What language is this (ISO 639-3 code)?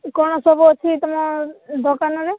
ori